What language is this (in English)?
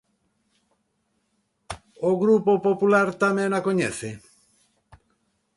Galician